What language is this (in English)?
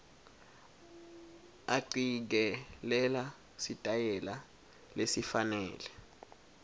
Swati